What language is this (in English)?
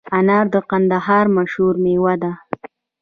Pashto